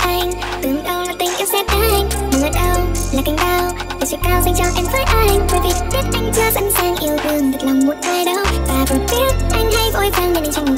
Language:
Vietnamese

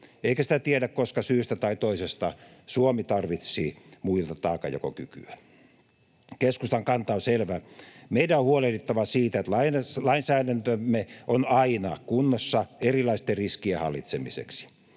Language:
Finnish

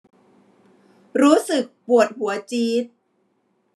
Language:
Thai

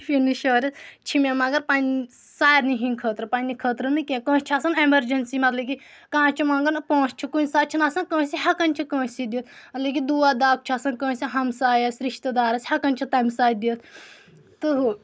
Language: Kashmiri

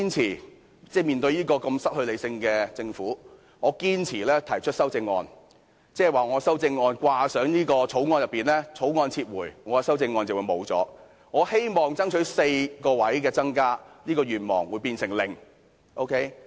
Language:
Cantonese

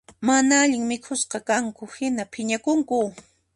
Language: Puno Quechua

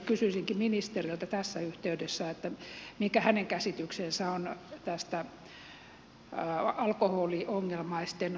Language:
Finnish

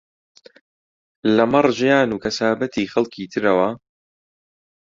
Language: Central Kurdish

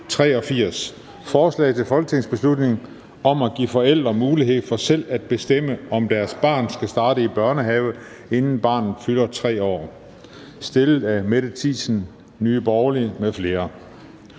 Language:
Danish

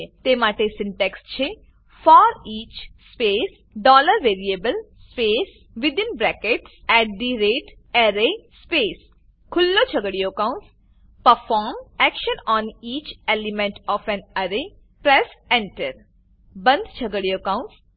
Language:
Gujarati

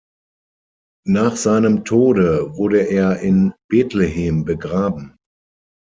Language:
German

